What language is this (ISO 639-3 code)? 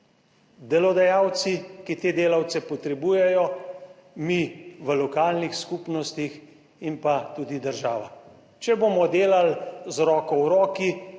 slv